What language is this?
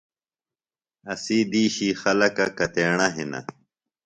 Phalura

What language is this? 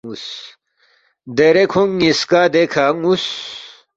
Balti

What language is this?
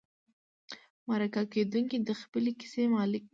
Pashto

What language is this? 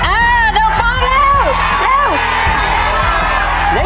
Thai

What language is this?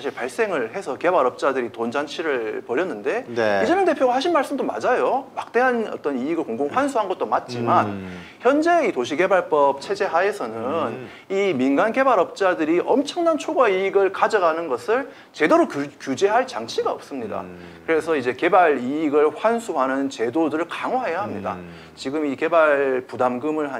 Korean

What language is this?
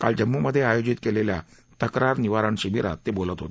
Marathi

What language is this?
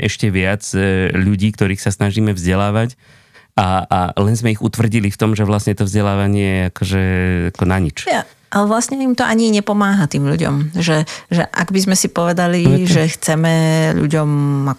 Slovak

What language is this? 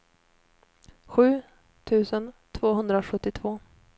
Swedish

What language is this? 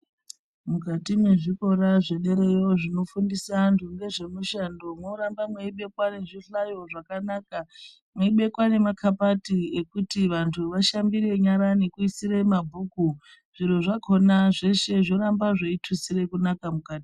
Ndau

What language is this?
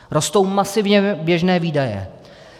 Czech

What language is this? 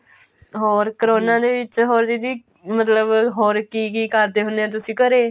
Punjabi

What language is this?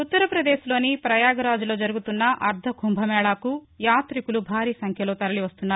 Telugu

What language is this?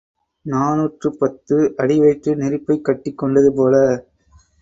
Tamil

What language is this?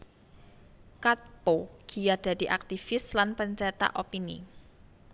Javanese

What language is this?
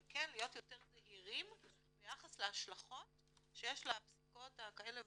Hebrew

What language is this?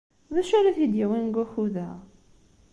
Kabyle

